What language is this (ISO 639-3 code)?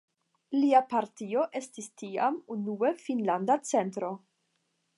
epo